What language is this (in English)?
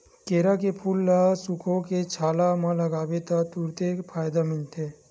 Chhattisgarhi